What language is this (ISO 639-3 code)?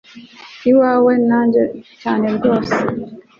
kin